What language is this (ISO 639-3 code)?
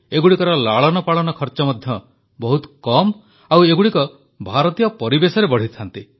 ori